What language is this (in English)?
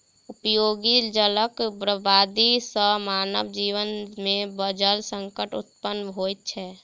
Maithili